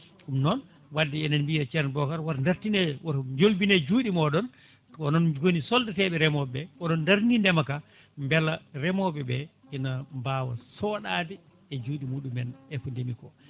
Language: Fula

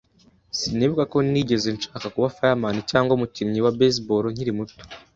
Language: Kinyarwanda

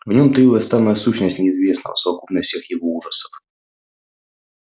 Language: Russian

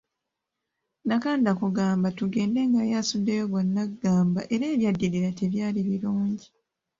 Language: Ganda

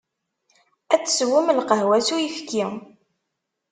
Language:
Kabyle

